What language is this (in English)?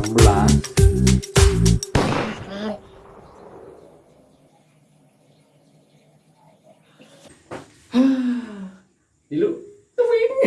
Indonesian